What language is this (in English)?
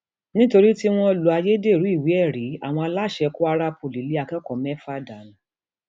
Yoruba